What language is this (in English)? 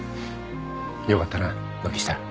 Japanese